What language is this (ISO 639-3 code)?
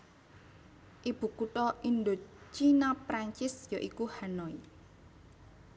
jav